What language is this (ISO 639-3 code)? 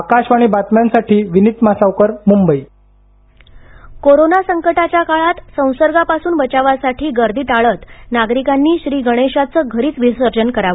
mar